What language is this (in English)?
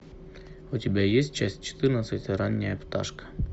Russian